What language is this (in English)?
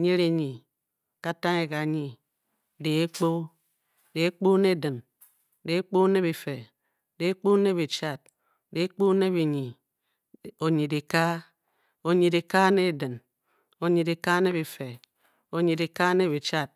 Bokyi